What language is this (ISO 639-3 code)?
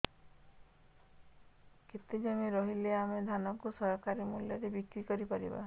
ori